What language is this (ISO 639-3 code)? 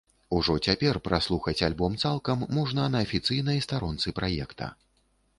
bel